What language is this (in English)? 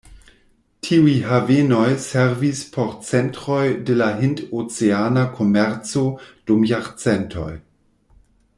Esperanto